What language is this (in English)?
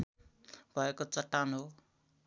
Nepali